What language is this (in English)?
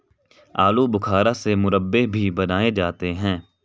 Hindi